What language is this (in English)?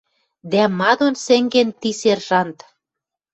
Western Mari